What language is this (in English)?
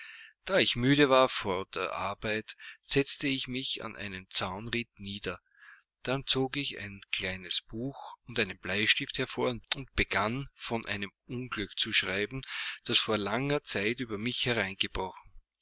German